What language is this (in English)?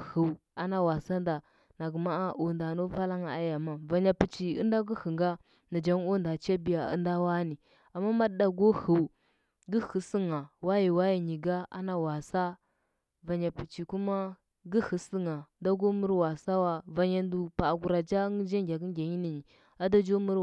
Huba